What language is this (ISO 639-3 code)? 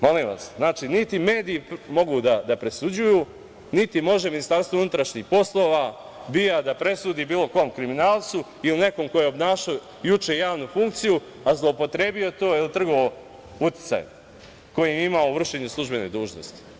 srp